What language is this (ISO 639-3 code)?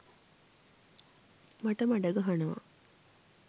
sin